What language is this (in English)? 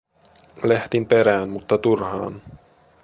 Finnish